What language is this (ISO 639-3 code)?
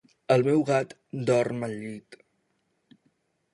cat